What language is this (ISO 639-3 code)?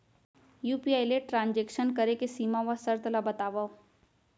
hne